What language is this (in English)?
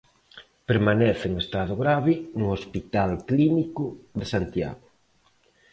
Galician